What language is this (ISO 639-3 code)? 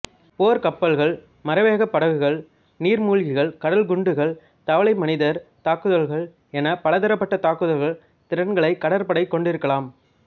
tam